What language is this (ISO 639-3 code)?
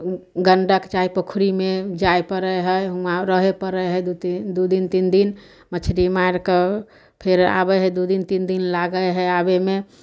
mai